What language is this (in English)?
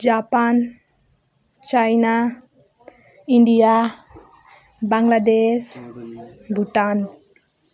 Nepali